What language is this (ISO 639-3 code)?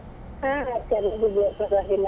kan